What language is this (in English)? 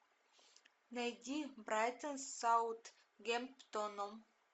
Russian